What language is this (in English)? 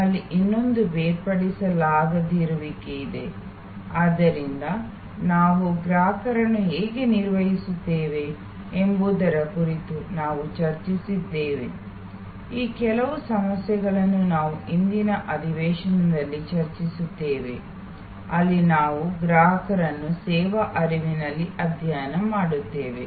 Kannada